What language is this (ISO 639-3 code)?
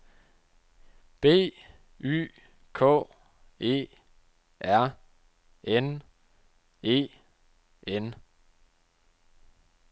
dan